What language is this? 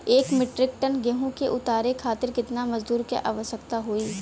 Bhojpuri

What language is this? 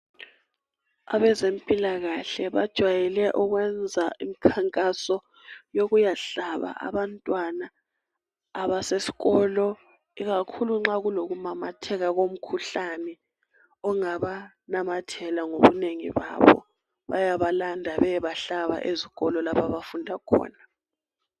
North Ndebele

